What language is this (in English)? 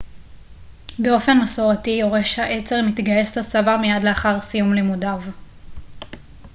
Hebrew